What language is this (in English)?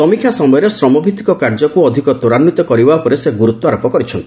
Odia